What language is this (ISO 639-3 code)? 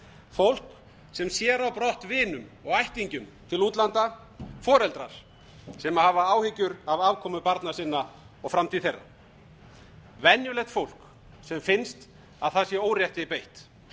isl